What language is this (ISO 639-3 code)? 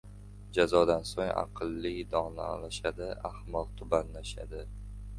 uzb